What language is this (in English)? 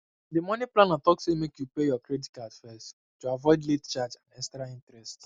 Nigerian Pidgin